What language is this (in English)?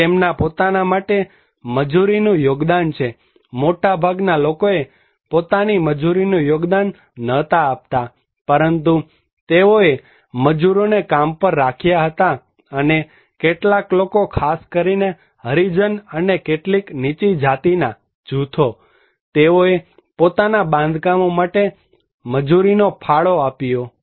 Gujarati